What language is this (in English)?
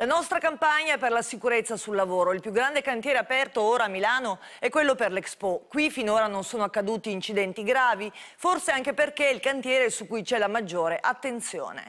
Italian